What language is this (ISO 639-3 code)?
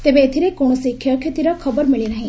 ori